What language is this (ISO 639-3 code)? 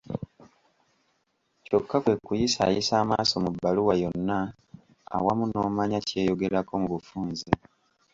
lug